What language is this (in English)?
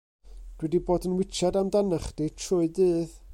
Welsh